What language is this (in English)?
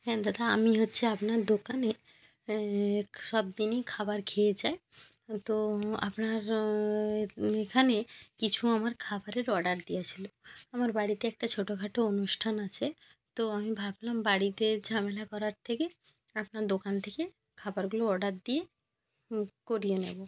Bangla